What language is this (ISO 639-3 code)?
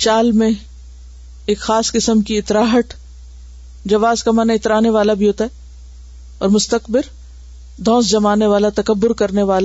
urd